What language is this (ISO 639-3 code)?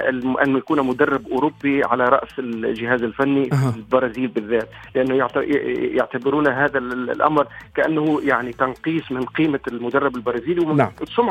ara